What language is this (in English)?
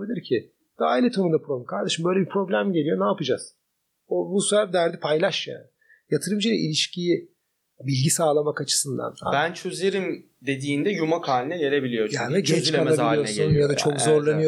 Turkish